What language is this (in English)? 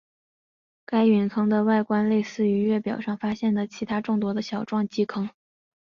Chinese